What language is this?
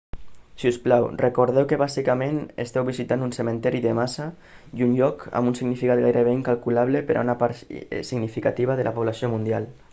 Catalan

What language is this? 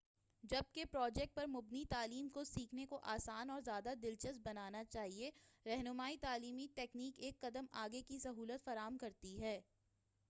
Urdu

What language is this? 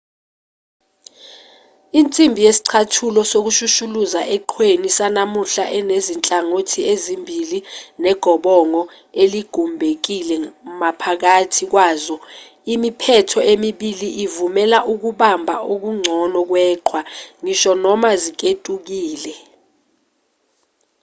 Zulu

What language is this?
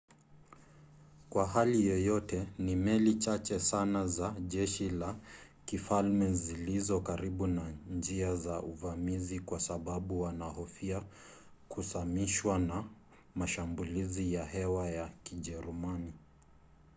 Swahili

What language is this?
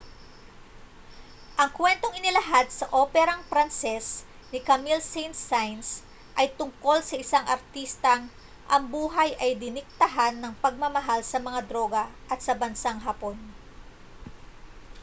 Filipino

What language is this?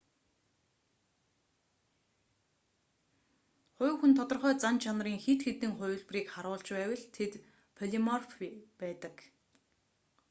Mongolian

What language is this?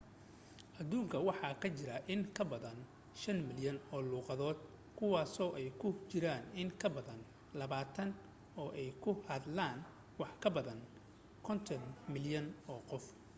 Somali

